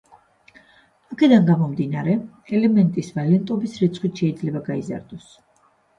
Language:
Georgian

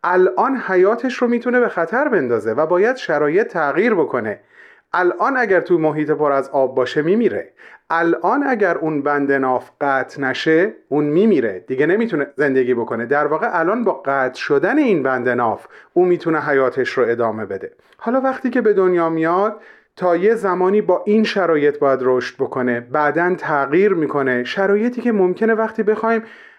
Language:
Persian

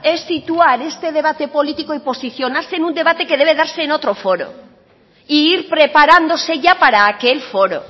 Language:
Spanish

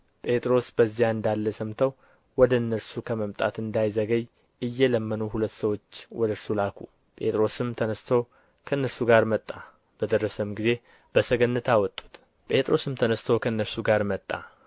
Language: Amharic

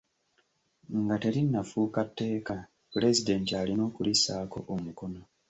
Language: Ganda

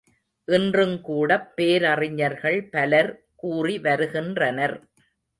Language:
Tamil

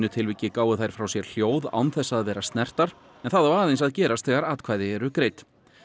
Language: Icelandic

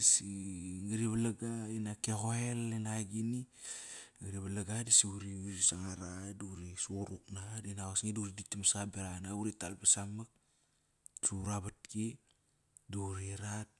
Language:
Kairak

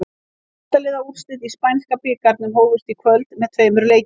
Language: Icelandic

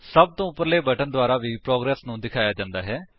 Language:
Punjabi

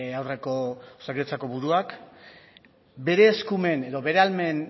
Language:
Basque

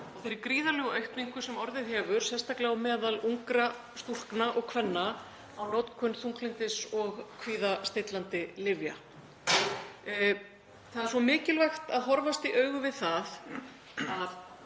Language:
Icelandic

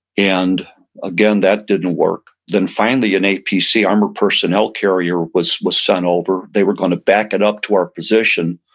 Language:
English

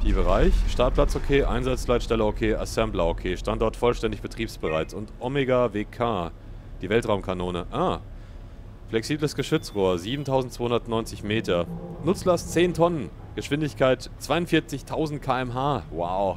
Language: German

